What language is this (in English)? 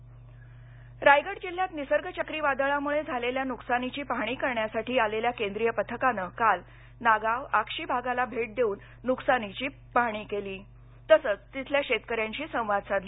Marathi